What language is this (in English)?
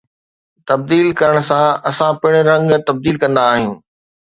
Sindhi